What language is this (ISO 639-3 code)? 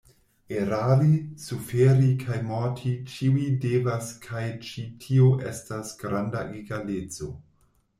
epo